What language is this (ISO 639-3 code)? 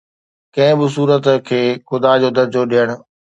snd